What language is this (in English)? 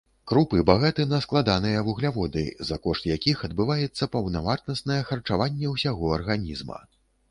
Belarusian